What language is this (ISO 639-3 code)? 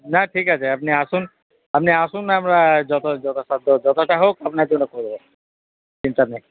ben